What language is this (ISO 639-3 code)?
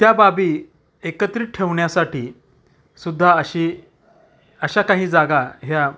mar